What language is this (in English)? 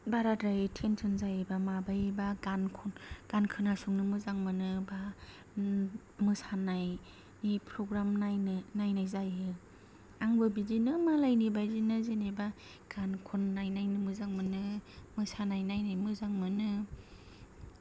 Bodo